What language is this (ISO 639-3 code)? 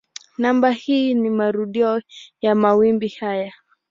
swa